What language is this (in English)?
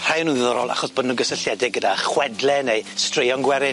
Welsh